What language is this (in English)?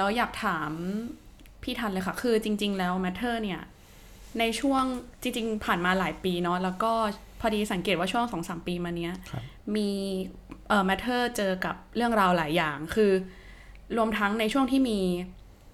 Thai